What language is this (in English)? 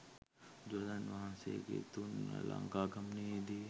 Sinhala